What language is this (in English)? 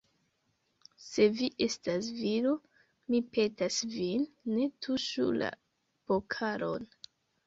Esperanto